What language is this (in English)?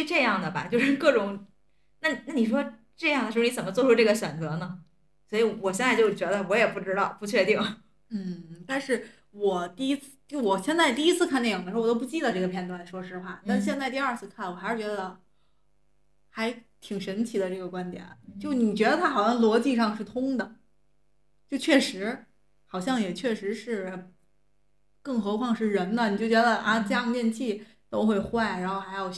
Chinese